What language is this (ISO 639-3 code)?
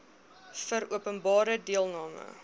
afr